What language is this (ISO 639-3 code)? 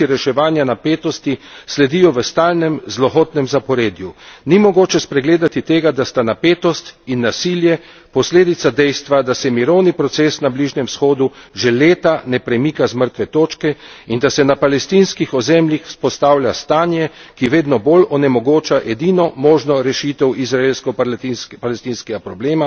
slv